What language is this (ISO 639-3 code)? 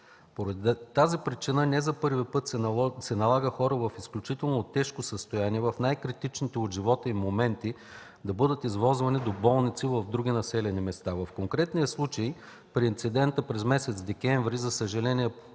bul